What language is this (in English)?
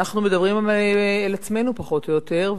Hebrew